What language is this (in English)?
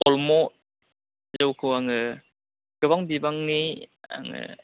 Bodo